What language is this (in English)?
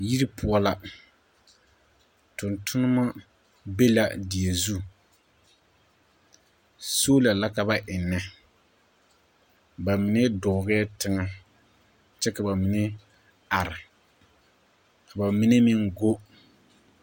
Southern Dagaare